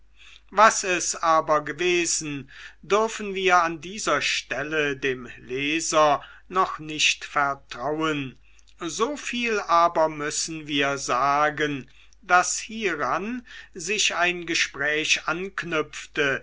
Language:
German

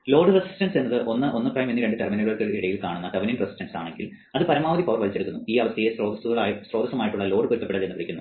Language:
Malayalam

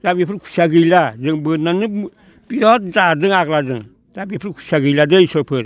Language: Bodo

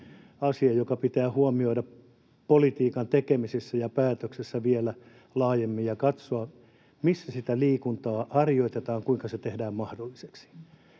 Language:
Finnish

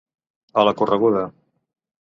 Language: Catalan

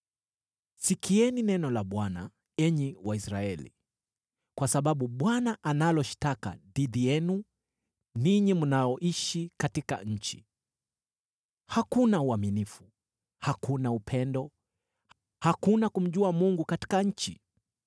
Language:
Swahili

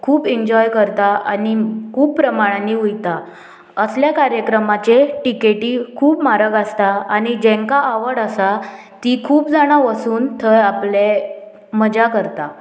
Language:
Konkani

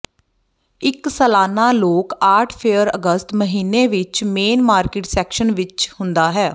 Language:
Punjabi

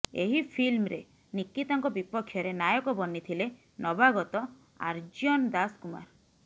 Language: Odia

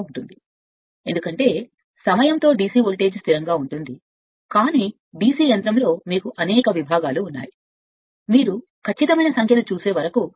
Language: Telugu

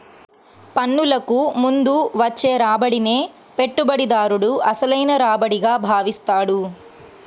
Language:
Telugu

